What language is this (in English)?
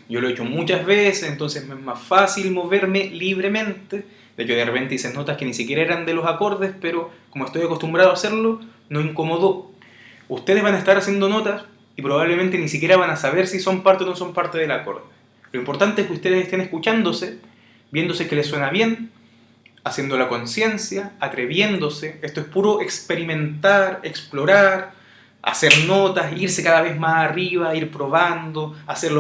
Spanish